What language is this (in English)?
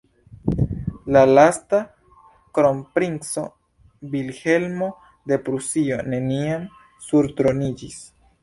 Esperanto